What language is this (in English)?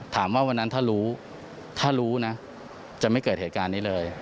Thai